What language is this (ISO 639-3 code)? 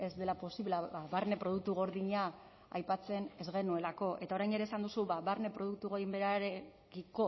eus